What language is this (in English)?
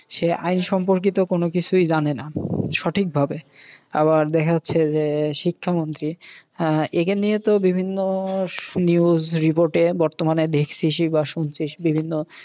Bangla